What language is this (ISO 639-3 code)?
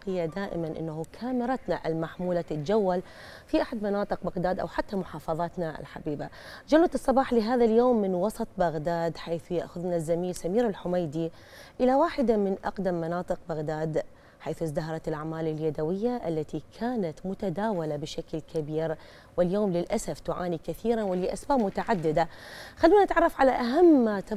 ara